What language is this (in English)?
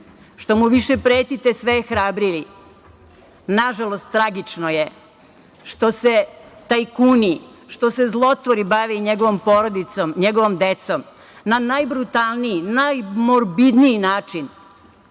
Serbian